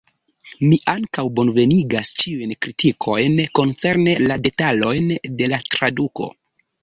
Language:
Esperanto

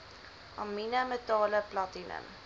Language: Afrikaans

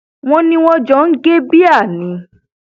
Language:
Yoruba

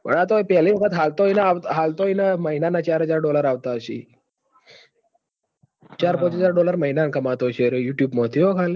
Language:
Gujarati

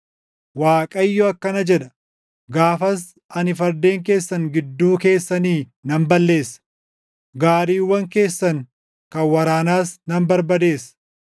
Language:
Oromo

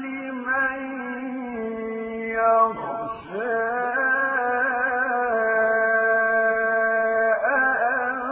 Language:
Arabic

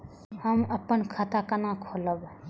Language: Maithili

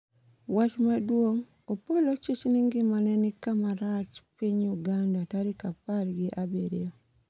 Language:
Luo (Kenya and Tanzania)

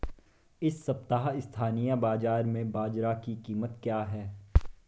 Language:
Hindi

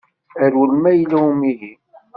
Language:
Kabyle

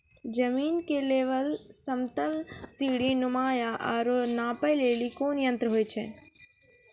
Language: Maithili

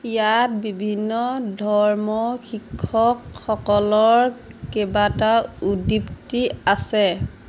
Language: Assamese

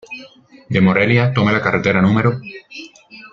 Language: Spanish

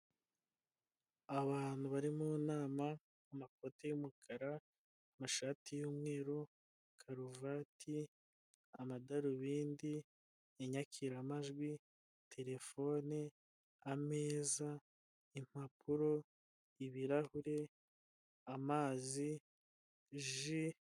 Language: Kinyarwanda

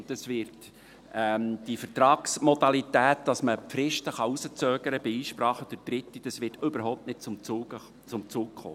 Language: Swiss German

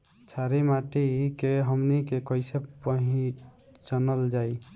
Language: Bhojpuri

